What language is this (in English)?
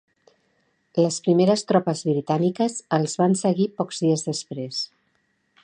Catalan